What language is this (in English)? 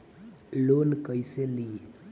Bhojpuri